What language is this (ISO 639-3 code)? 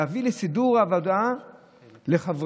heb